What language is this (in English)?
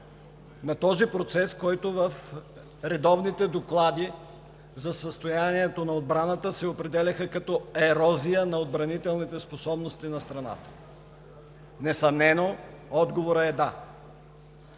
Bulgarian